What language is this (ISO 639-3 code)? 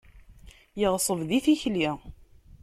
kab